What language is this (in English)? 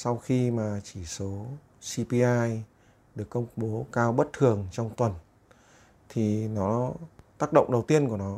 Vietnamese